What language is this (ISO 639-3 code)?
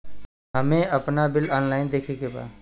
bho